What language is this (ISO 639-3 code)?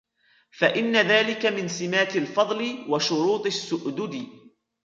ara